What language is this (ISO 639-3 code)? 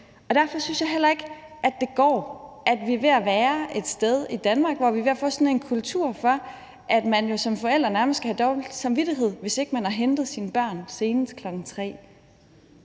dan